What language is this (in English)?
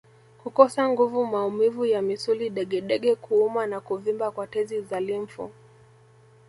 Swahili